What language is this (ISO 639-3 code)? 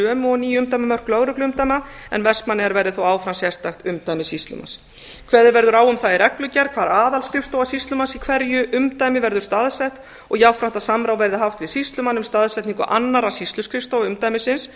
isl